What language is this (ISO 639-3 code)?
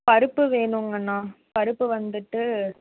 tam